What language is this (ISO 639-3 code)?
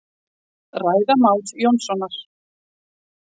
isl